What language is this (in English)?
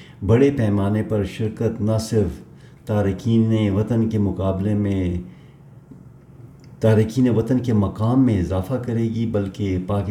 Urdu